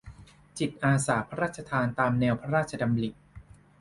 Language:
Thai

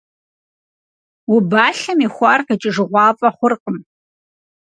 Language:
Kabardian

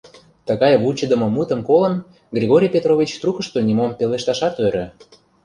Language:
Mari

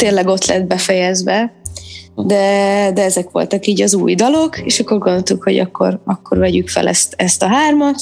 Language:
Hungarian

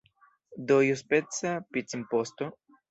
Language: Esperanto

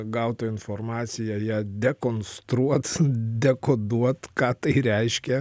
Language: Lithuanian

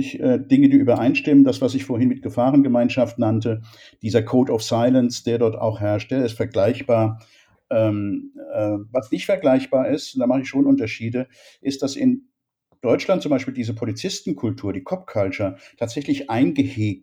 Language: German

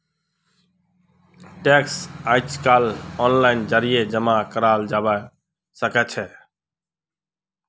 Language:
Magahi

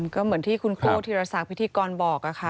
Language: Thai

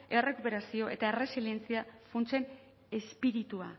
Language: Basque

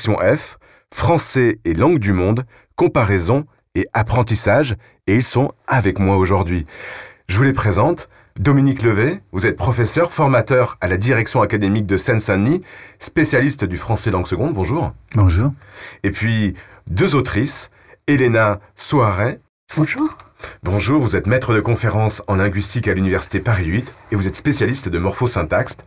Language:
French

